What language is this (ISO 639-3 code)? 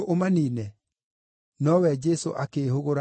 kik